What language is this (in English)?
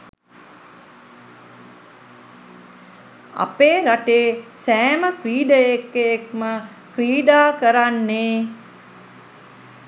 Sinhala